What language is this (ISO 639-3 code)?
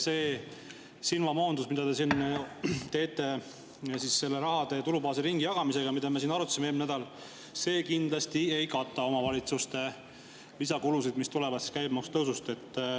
est